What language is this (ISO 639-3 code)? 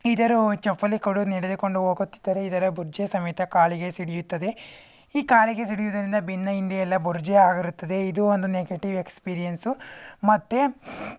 kan